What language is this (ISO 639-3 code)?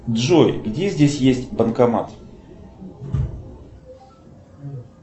rus